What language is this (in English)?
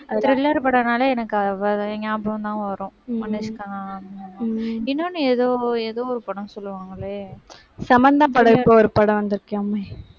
Tamil